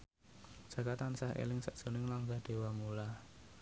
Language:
Javanese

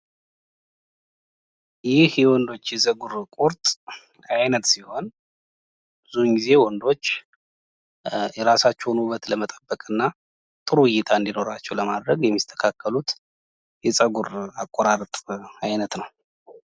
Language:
Amharic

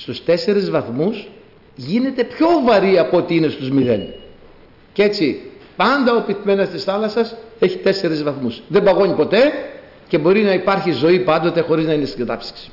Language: Greek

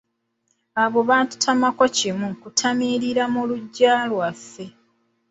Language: Ganda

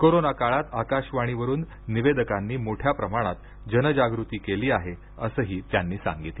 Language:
Marathi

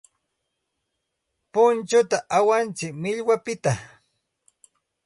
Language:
Santa Ana de Tusi Pasco Quechua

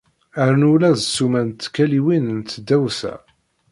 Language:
Kabyle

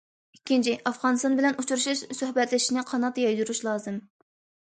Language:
Uyghur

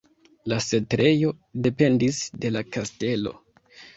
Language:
Esperanto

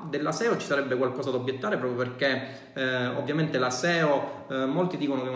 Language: Italian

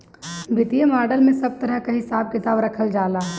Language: Bhojpuri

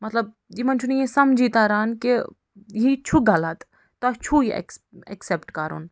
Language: Kashmiri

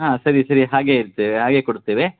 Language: Kannada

